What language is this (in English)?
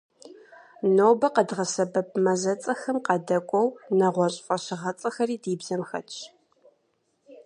Kabardian